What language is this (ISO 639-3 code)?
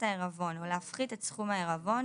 heb